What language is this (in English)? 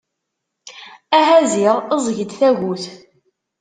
Kabyle